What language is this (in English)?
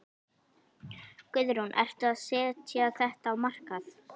Icelandic